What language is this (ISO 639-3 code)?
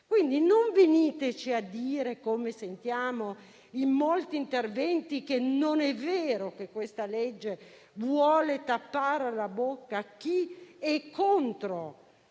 ita